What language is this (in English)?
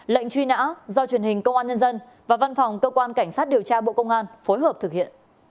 Vietnamese